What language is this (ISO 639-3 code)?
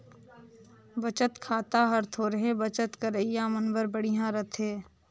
hne